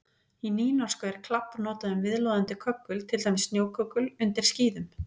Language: Icelandic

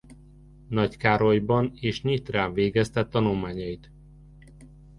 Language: Hungarian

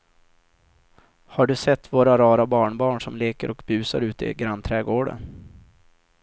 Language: Swedish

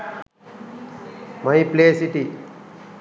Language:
Sinhala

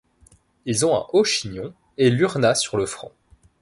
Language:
French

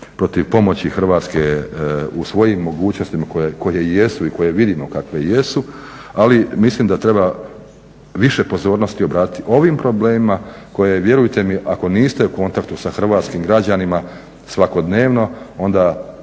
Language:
Croatian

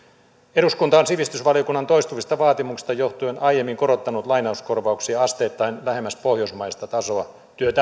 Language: Finnish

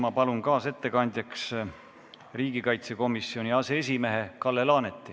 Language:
Estonian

